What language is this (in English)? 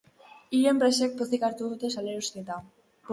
Basque